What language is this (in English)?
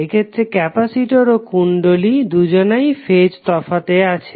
Bangla